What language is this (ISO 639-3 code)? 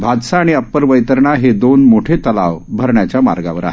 mar